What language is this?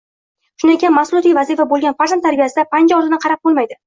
Uzbek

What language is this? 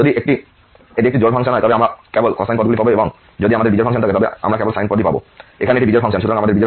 Bangla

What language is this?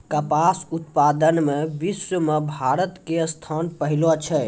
Maithili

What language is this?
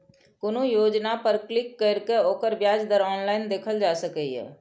Maithili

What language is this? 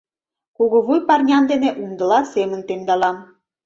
Mari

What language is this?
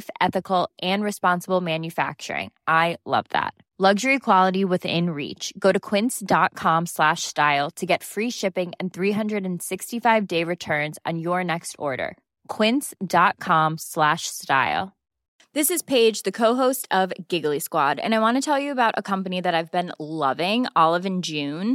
Swedish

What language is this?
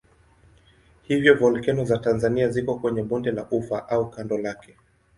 Swahili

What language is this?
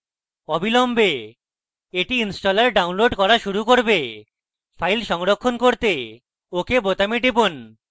Bangla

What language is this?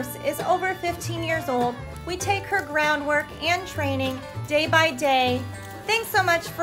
English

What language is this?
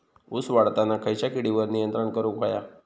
Marathi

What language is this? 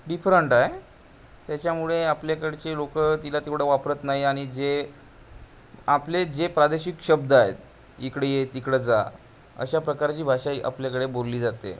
Marathi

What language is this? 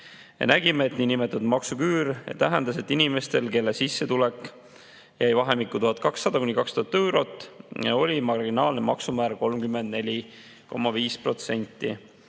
Estonian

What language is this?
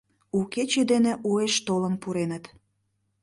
Mari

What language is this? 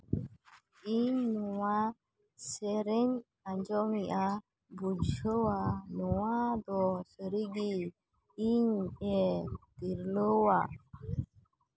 Santali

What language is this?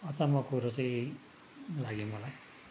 Nepali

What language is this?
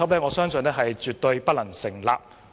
Cantonese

